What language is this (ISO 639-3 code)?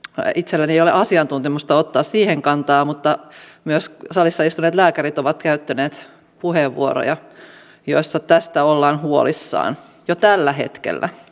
fin